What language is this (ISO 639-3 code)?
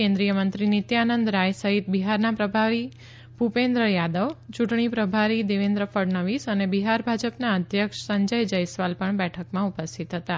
guj